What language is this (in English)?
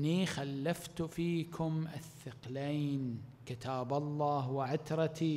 Arabic